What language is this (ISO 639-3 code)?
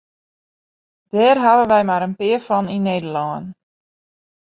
fry